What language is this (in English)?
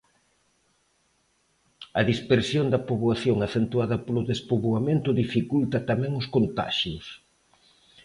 Galician